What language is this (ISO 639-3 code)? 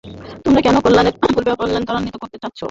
ben